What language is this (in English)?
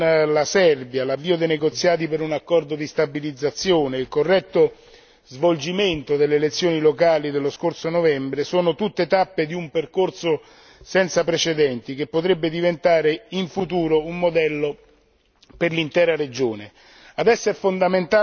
Italian